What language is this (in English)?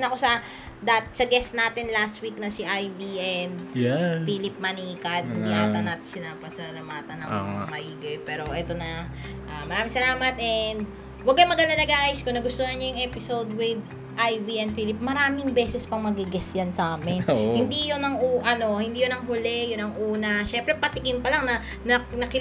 Filipino